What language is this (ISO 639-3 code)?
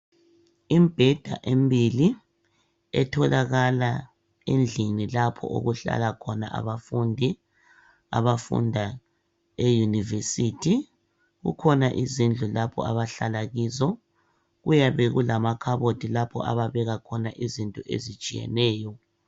nde